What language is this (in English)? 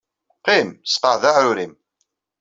Kabyle